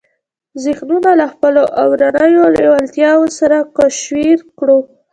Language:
Pashto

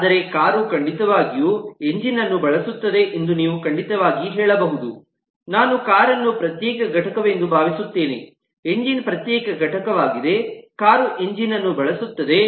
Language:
Kannada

